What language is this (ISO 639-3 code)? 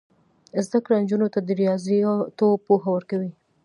pus